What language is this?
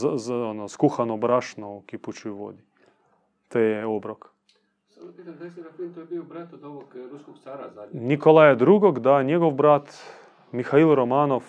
Croatian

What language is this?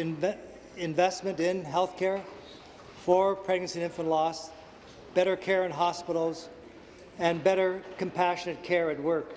English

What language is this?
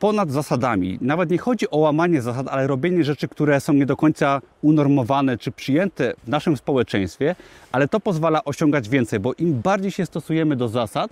Polish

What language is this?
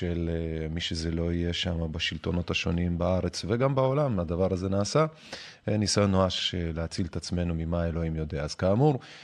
Hebrew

